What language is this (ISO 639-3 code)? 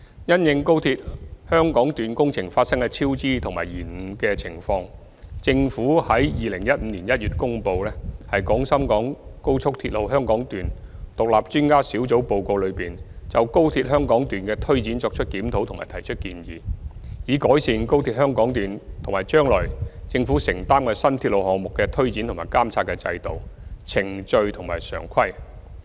yue